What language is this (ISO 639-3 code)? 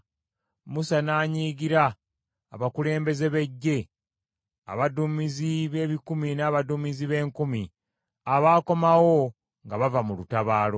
lug